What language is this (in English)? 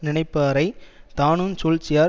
Tamil